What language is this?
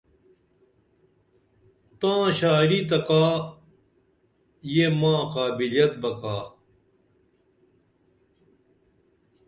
Dameli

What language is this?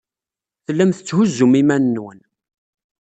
Kabyle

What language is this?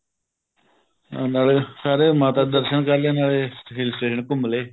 Punjabi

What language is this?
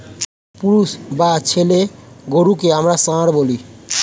Bangla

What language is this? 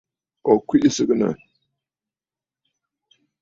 Bafut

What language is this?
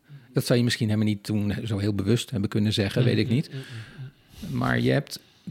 Dutch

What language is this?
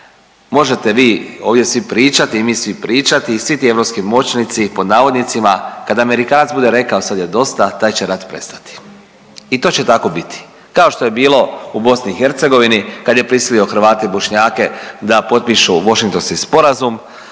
Croatian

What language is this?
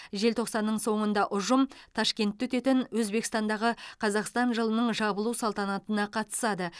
Kazakh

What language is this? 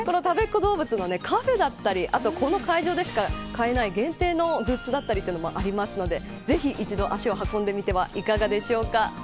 Japanese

